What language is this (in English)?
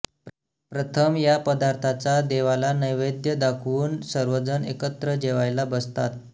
Marathi